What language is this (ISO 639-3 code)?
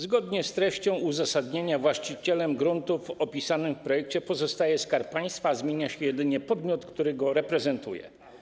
pol